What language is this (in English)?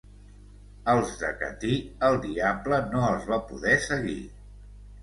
Catalan